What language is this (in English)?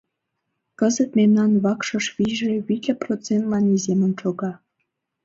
Mari